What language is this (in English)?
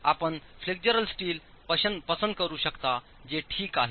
Marathi